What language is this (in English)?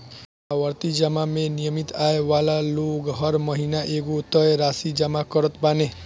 Bhojpuri